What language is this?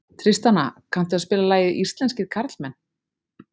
Icelandic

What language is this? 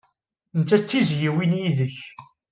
Kabyle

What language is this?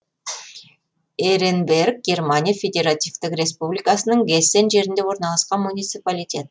Kazakh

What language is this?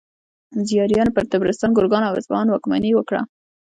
Pashto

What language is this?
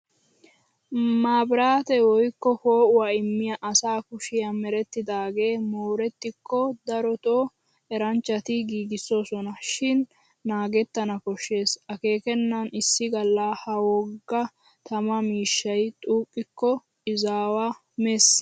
Wolaytta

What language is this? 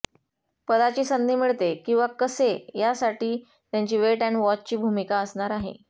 Marathi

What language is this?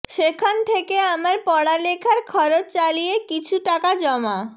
Bangla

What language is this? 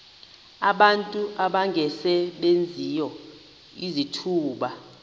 Xhosa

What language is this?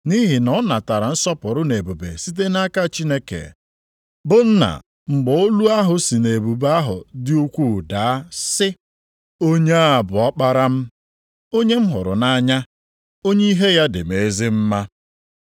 Igbo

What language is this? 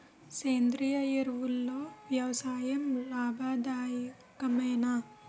Telugu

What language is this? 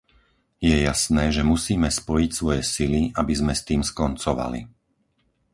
Slovak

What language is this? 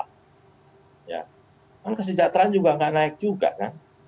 Indonesian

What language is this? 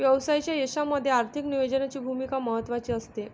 Marathi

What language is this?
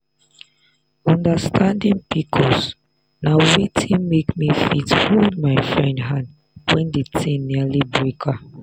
Nigerian Pidgin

